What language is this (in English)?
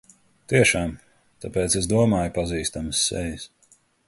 Latvian